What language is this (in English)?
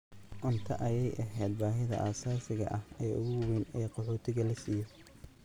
Somali